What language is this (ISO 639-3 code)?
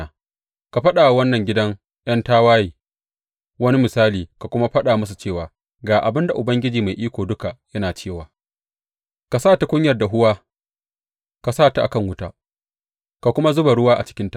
hau